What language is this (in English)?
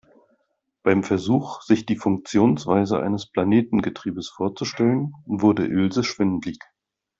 German